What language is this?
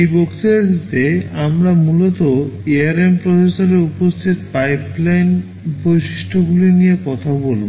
Bangla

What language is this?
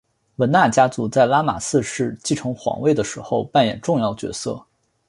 Chinese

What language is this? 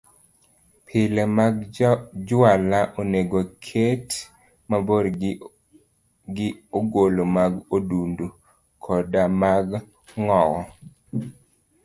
Luo (Kenya and Tanzania)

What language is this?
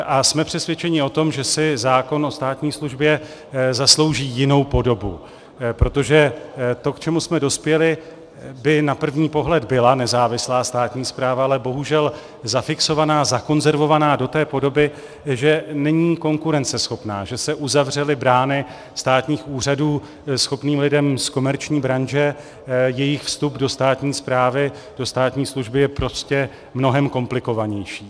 Czech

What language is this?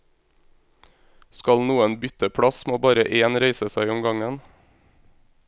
Norwegian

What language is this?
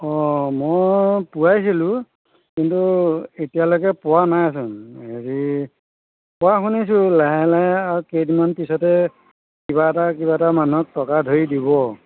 Assamese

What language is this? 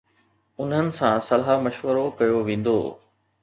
Sindhi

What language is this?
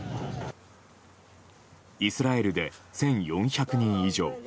Japanese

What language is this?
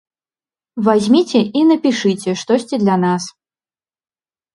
Belarusian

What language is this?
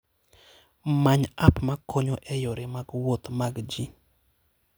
Luo (Kenya and Tanzania)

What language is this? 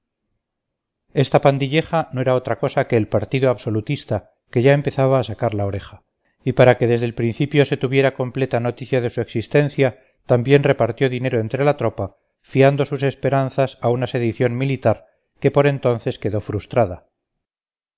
Spanish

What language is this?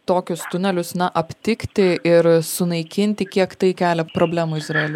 Lithuanian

